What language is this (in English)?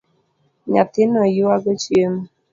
Luo (Kenya and Tanzania)